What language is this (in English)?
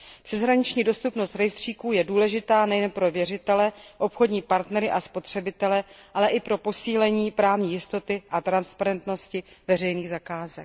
Czech